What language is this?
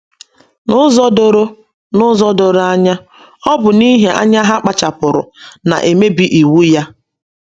Igbo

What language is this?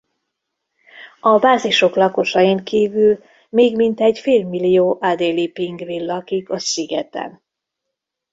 Hungarian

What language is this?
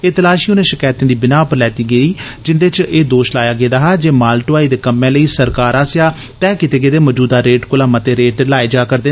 Dogri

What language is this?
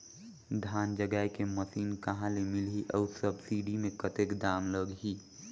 Chhattisgarhi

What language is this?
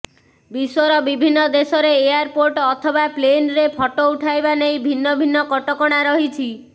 Odia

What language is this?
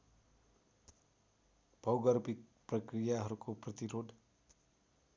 Nepali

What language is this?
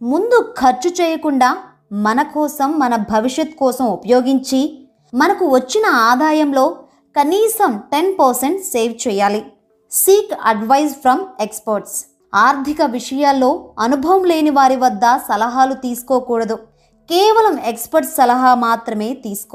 Telugu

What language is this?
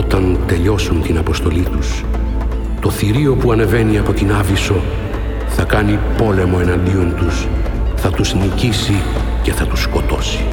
Greek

